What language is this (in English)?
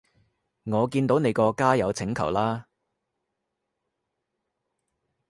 Cantonese